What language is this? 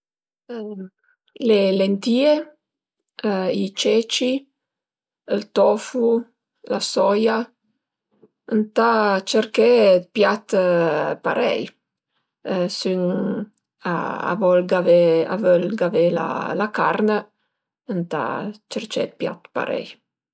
Piedmontese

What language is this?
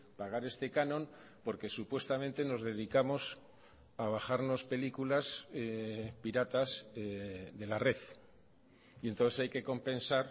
Spanish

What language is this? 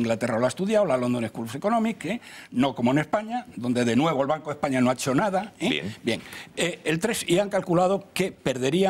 Spanish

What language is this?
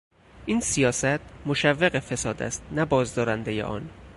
Persian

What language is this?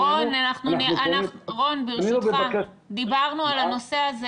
Hebrew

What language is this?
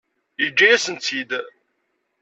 Kabyle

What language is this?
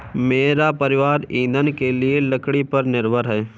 Hindi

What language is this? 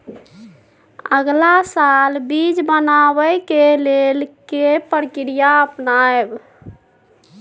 Maithili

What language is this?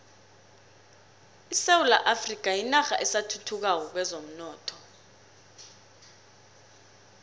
South Ndebele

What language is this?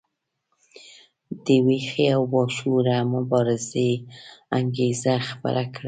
Pashto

